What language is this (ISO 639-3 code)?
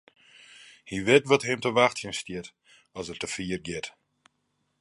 fry